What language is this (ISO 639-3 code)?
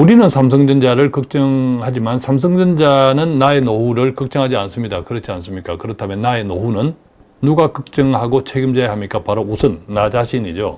kor